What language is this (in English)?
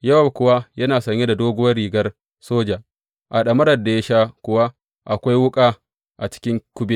Hausa